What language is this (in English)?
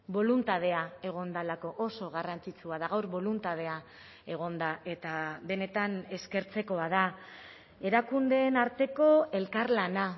Basque